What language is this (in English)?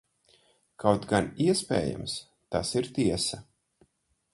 Latvian